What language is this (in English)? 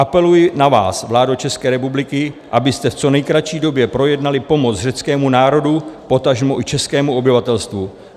Czech